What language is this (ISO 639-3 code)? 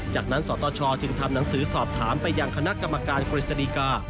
tha